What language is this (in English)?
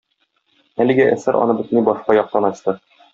Tatar